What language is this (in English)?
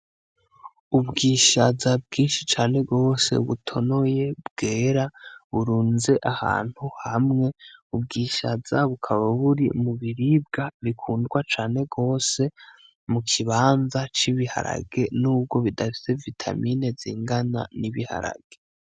Rundi